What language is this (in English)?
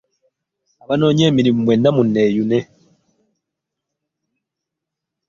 Ganda